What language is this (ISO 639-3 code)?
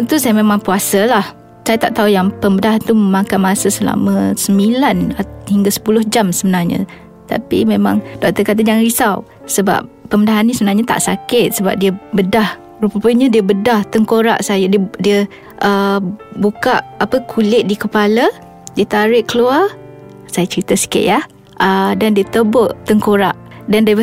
msa